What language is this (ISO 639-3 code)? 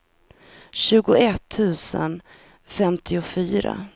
swe